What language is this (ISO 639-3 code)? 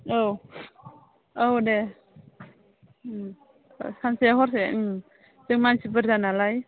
brx